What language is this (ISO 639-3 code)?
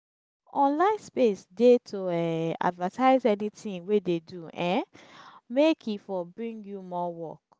pcm